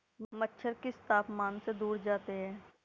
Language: Hindi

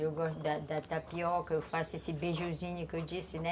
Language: Portuguese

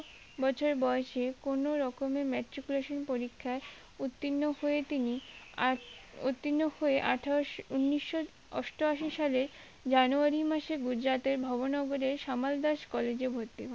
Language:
Bangla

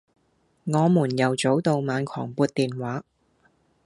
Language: Cantonese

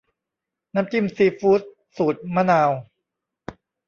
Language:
Thai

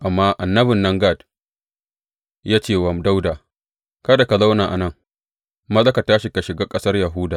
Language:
Hausa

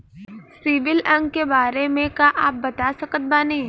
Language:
Bhojpuri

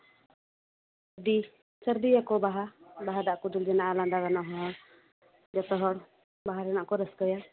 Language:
Santali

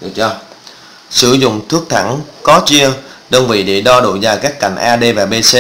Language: Vietnamese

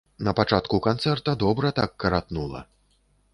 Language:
Belarusian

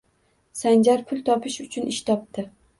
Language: Uzbek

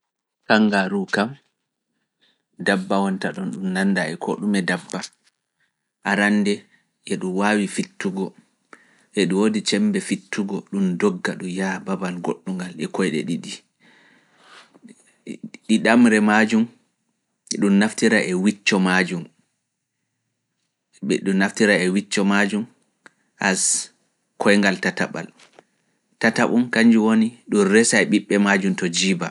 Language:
Fula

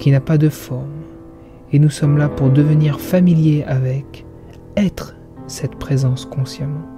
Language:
French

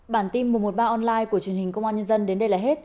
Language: Vietnamese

